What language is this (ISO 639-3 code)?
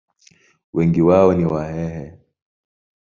swa